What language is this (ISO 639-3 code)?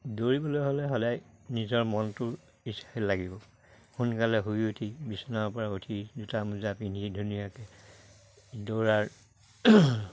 asm